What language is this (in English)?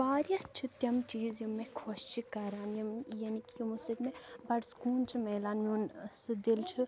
Kashmiri